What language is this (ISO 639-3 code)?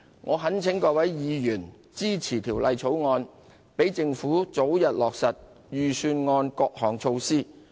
yue